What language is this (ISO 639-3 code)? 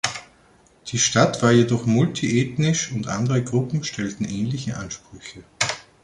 deu